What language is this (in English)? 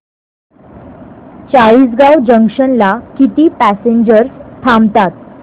Marathi